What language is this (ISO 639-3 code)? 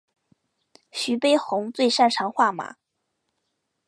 zho